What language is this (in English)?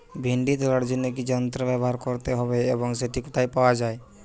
Bangla